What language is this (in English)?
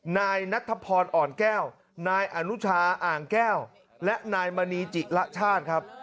Thai